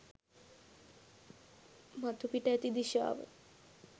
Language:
Sinhala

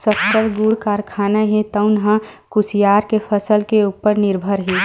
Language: Chhattisgarhi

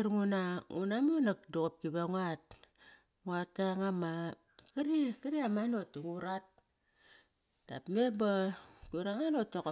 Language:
Kairak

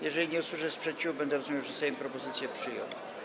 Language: Polish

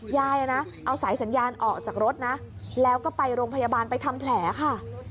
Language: Thai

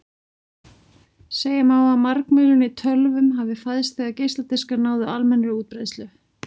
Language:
Icelandic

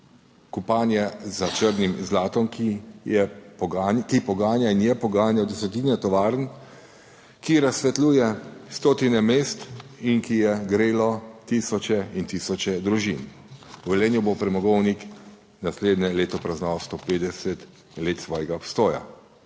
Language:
Slovenian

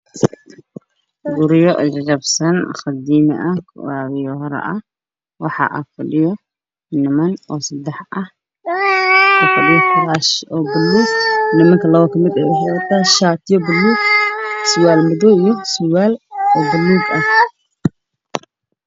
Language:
Somali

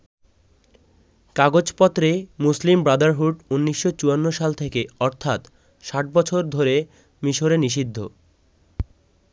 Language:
Bangla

